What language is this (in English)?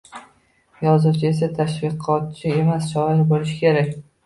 Uzbek